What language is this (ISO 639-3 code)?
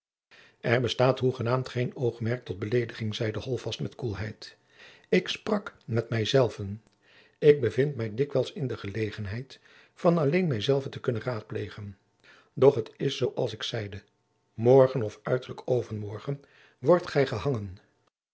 nld